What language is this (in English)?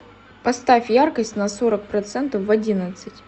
Russian